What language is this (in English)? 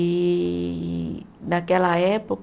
Portuguese